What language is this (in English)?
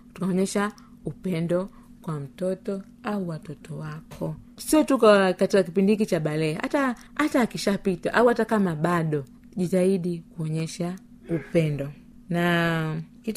Swahili